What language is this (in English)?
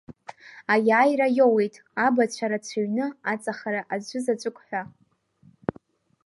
Abkhazian